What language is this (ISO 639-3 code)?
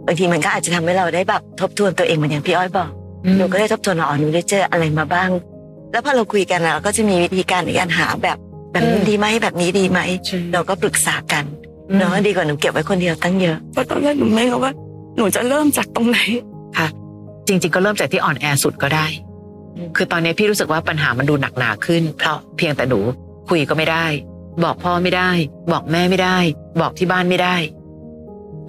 tha